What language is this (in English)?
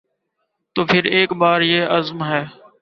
Urdu